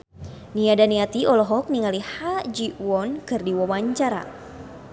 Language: Sundanese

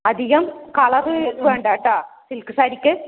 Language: Malayalam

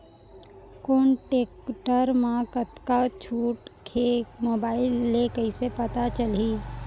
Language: Chhattisgarhi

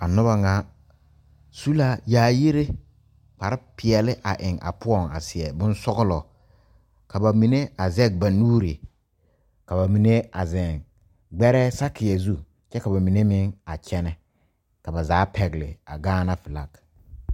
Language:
Southern Dagaare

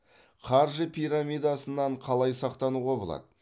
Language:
Kazakh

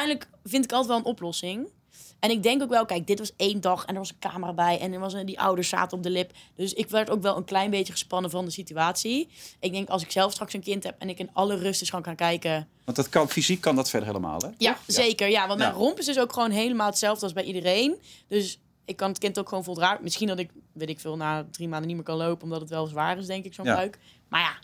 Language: Dutch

